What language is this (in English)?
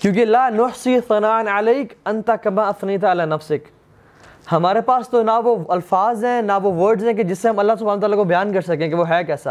Urdu